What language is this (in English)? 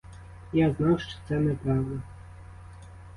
Ukrainian